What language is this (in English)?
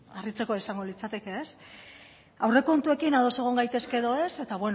Basque